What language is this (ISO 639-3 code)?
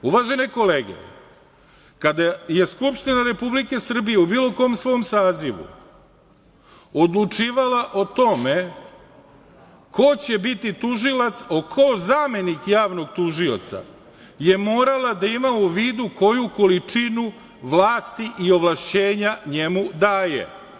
srp